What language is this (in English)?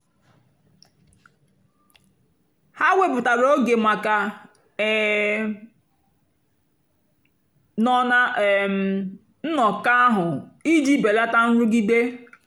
Igbo